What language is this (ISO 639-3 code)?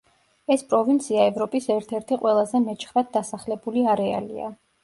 kat